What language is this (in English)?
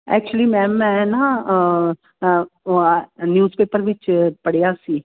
Punjabi